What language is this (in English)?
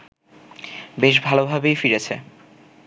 Bangla